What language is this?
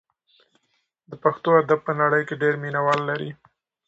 Pashto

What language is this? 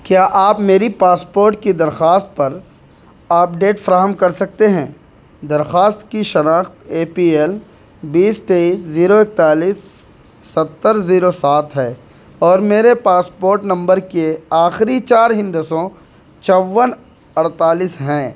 Urdu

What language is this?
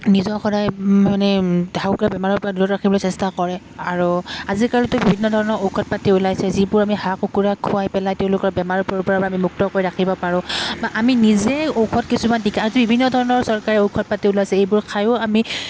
Assamese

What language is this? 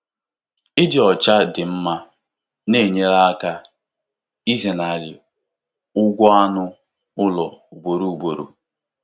Igbo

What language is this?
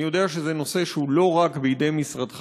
Hebrew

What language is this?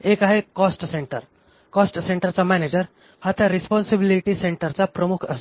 Marathi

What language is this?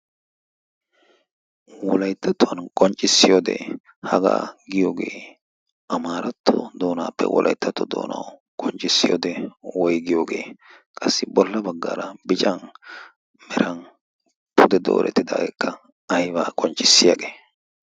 Wolaytta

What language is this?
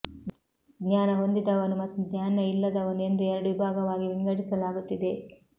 Kannada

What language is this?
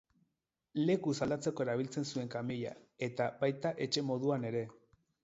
Basque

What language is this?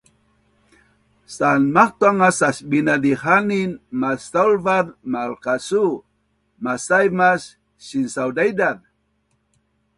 Bunun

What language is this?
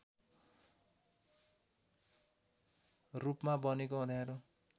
Nepali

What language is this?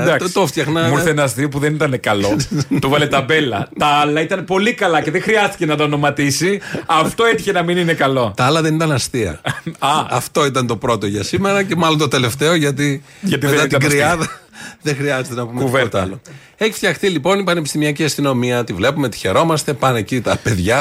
Greek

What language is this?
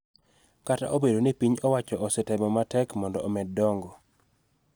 Luo (Kenya and Tanzania)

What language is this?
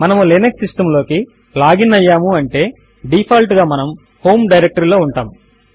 Telugu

